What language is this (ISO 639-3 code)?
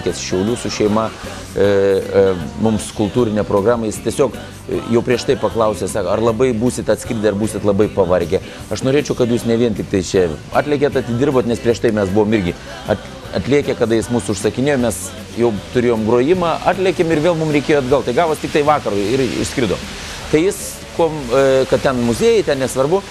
lit